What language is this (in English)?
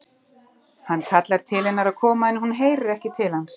Icelandic